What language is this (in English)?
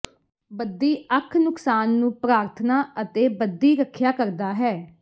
Punjabi